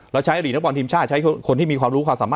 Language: Thai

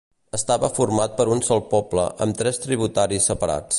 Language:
Catalan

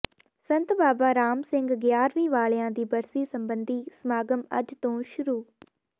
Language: Punjabi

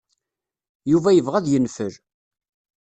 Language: Kabyle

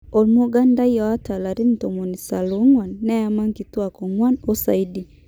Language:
Masai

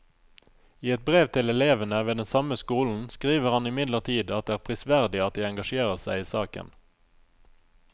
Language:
Norwegian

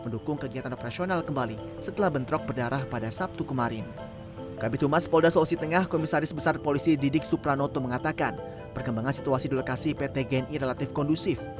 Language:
Indonesian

